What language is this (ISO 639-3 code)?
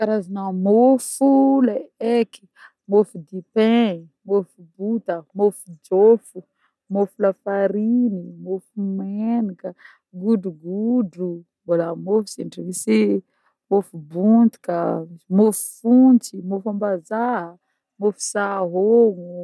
bmm